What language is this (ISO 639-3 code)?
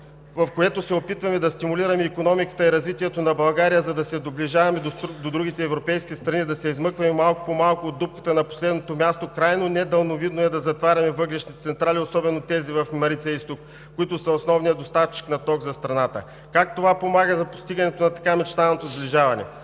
bul